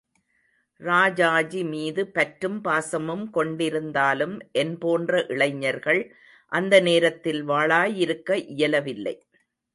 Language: Tamil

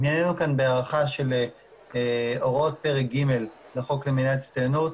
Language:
Hebrew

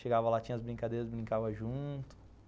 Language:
Portuguese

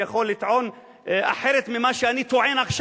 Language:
Hebrew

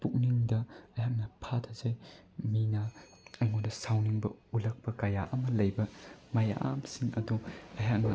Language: Manipuri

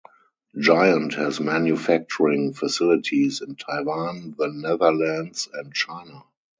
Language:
English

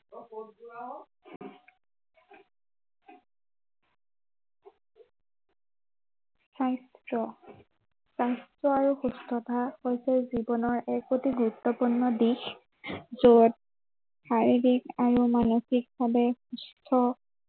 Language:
Assamese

